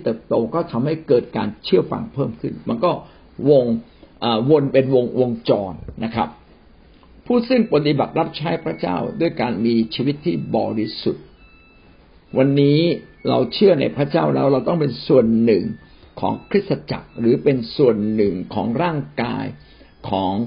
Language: Thai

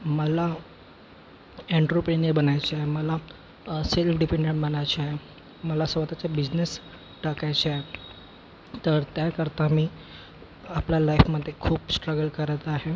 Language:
Marathi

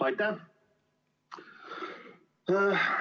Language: Estonian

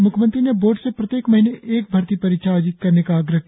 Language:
Hindi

